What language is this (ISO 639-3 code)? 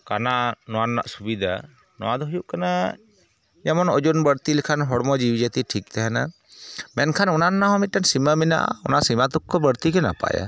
sat